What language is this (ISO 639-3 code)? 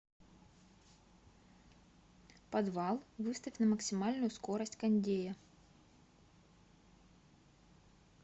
rus